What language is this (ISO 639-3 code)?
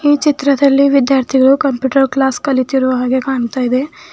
kan